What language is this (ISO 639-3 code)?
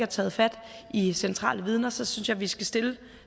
dan